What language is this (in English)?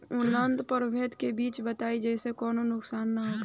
Bhojpuri